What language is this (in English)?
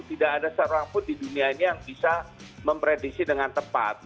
Indonesian